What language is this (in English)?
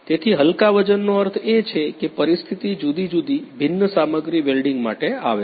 Gujarati